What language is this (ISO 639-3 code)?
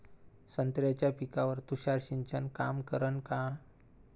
mar